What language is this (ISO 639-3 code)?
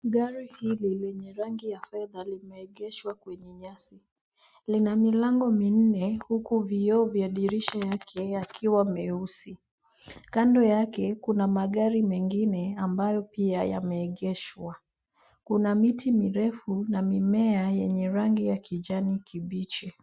swa